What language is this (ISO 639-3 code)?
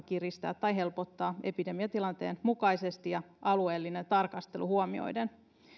fin